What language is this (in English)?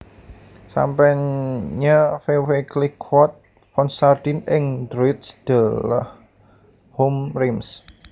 Javanese